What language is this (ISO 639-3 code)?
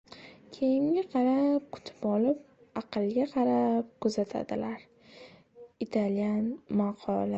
uzb